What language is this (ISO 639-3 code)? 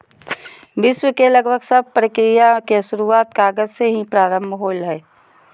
mag